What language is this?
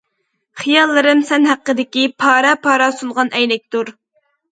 Uyghur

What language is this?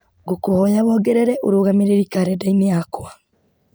Kikuyu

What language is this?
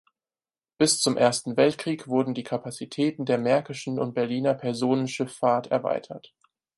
German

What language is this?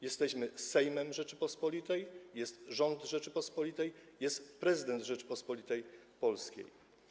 Polish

